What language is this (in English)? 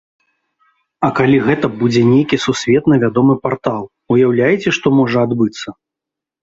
Belarusian